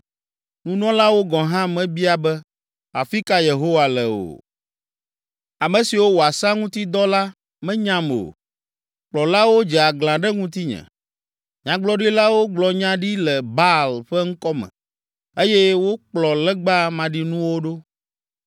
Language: Ewe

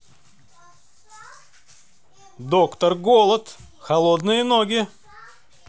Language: Russian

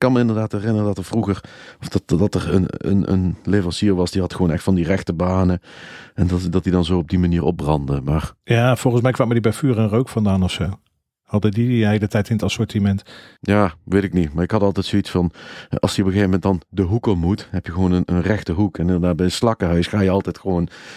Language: Dutch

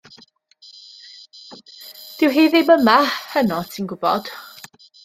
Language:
Welsh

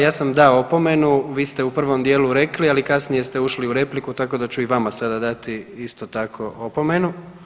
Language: Croatian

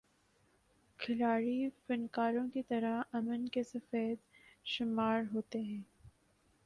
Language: Urdu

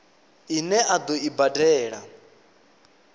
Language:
Venda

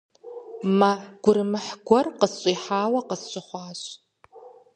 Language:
Kabardian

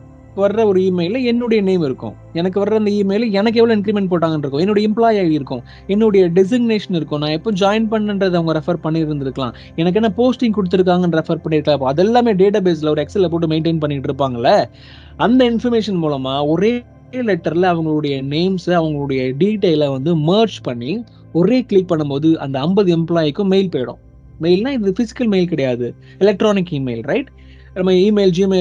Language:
Tamil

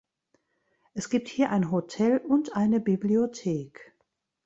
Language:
German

